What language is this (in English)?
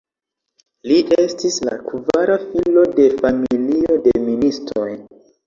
Esperanto